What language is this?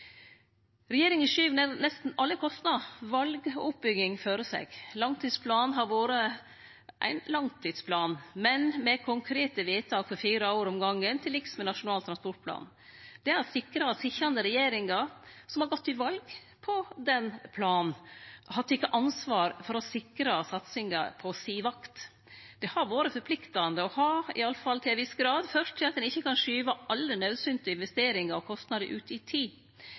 Norwegian Nynorsk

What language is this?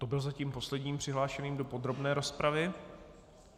Czech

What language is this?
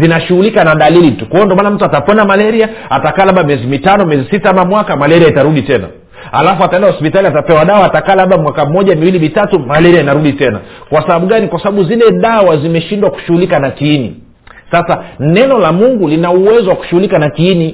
Swahili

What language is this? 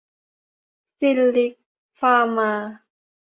Thai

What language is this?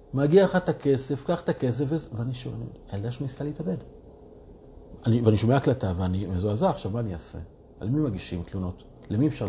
Hebrew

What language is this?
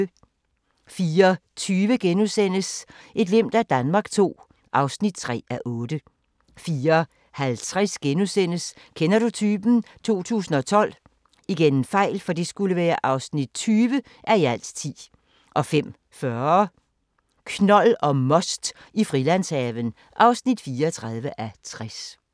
Danish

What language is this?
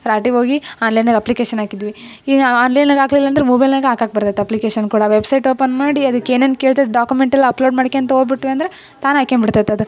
Kannada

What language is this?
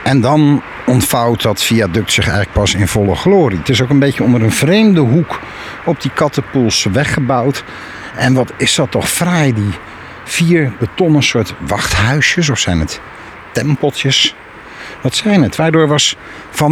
Dutch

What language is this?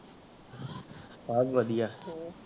Punjabi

